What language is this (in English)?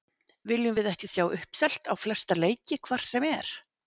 Icelandic